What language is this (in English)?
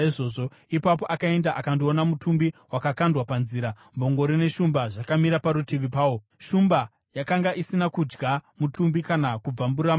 Shona